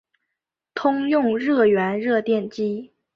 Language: Chinese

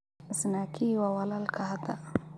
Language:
Somali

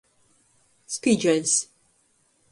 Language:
Latgalian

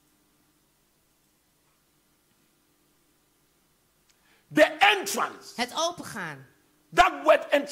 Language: Dutch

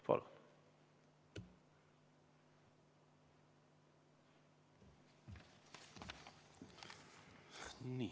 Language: Estonian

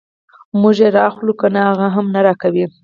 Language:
Pashto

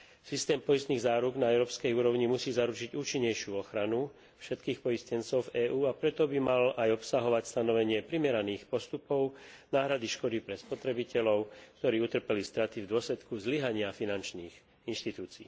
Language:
Slovak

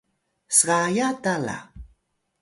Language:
Atayal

